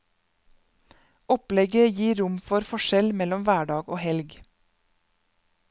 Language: Norwegian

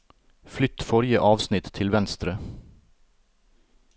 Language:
Norwegian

